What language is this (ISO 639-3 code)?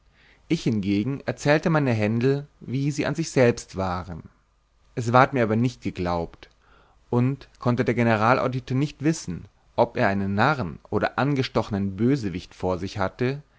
deu